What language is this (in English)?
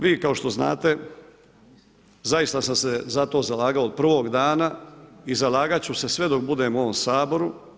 Croatian